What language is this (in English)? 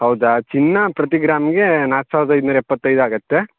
Kannada